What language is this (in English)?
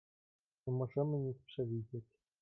Polish